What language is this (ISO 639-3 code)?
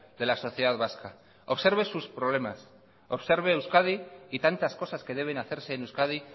spa